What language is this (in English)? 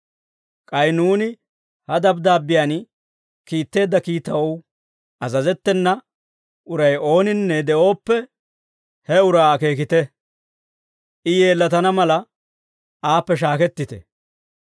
Dawro